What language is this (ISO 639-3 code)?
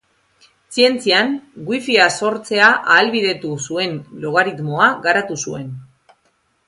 eus